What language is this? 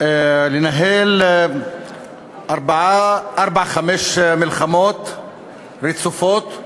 Hebrew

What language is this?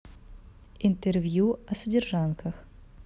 Russian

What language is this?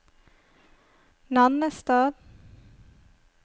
Norwegian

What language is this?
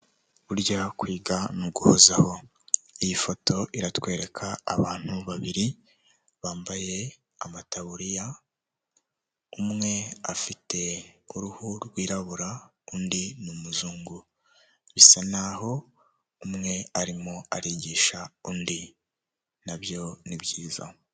Kinyarwanda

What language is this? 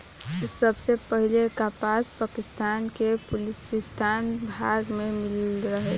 Bhojpuri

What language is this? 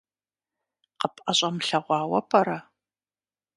Kabardian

